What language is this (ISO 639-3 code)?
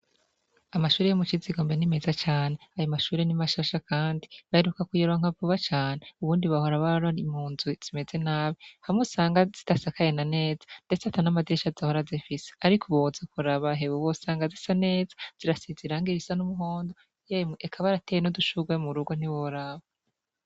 run